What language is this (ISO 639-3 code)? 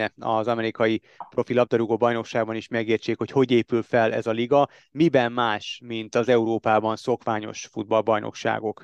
hun